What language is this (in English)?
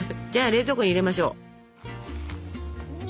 Japanese